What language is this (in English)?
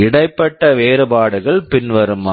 Tamil